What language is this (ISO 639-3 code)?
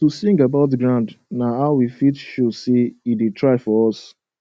pcm